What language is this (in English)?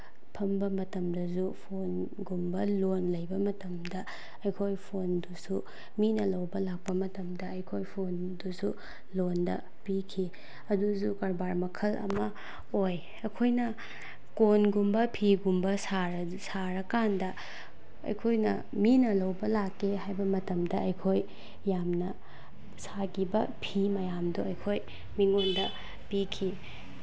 Manipuri